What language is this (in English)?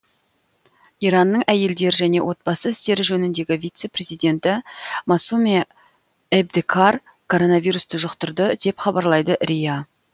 Kazakh